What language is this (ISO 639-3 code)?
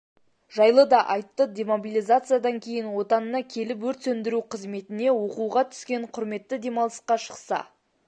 kaz